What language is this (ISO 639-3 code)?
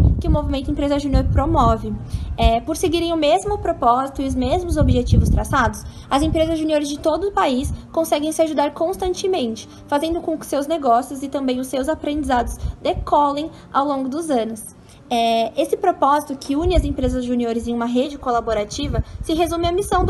por